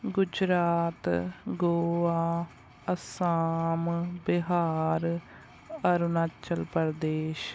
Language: Punjabi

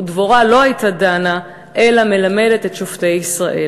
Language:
Hebrew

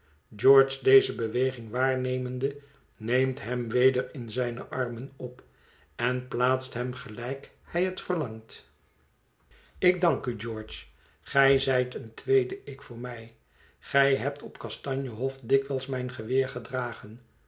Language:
Dutch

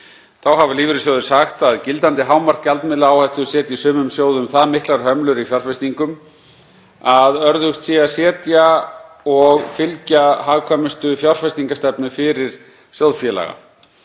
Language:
Icelandic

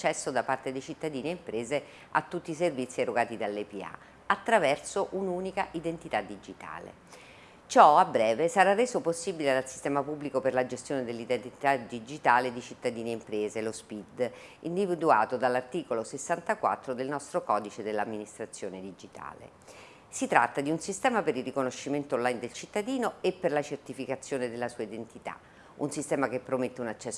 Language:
Italian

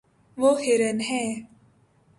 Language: Urdu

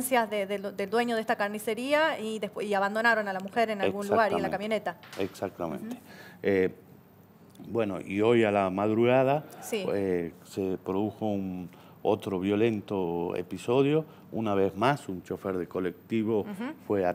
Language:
Spanish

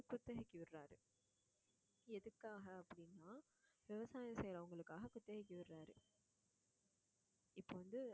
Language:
Tamil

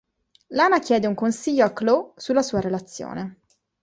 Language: Italian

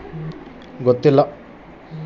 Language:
Kannada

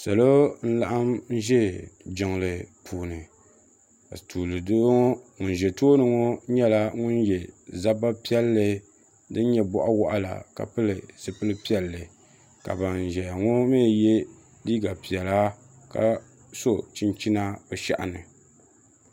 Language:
Dagbani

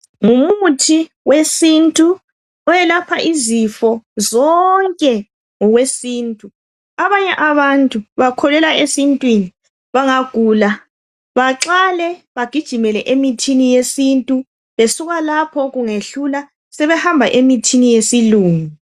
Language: North Ndebele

